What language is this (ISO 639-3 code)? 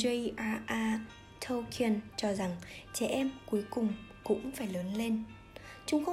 vie